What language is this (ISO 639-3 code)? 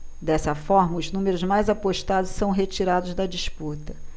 por